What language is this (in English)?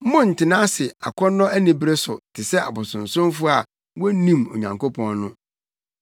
Akan